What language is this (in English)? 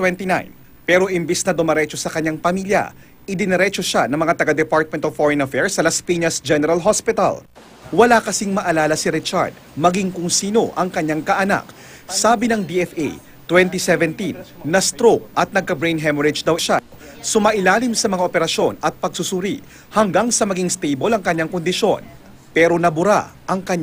Filipino